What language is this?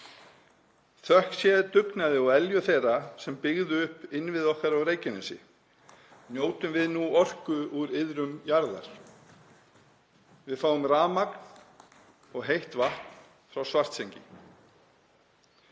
Icelandic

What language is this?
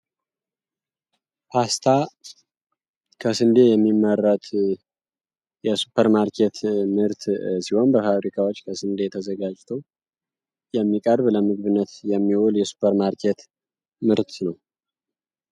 Amharic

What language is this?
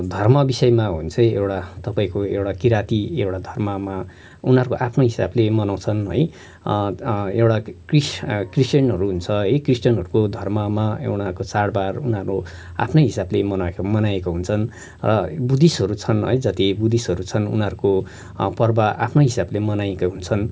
Nepali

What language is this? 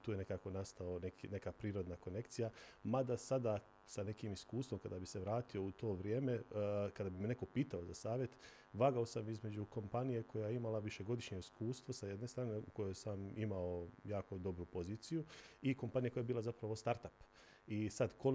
Croatian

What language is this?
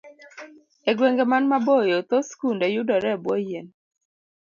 Luo (Kenya and Tanzania)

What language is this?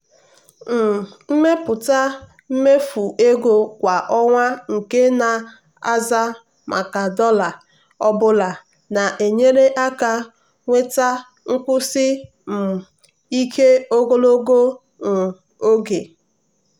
Igbo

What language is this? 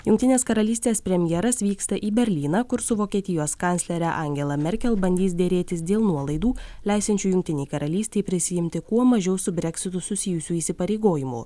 Lithuanian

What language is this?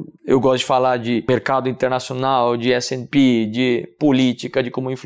Portuguese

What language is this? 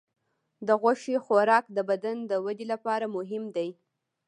Pashto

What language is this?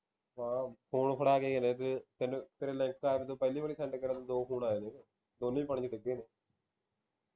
Punjabi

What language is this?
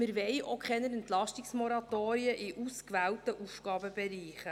Swiss German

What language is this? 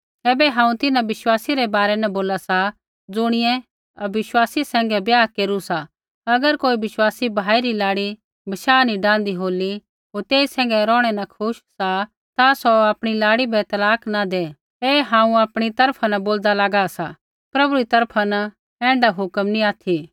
Kullu Pahari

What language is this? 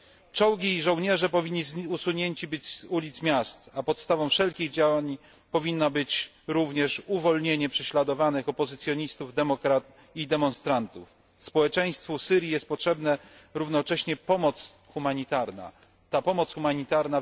Polish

